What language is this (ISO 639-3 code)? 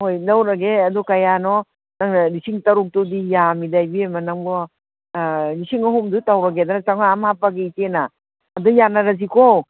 mni